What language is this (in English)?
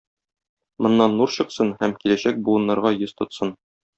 Tatar